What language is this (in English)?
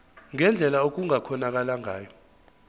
Zulu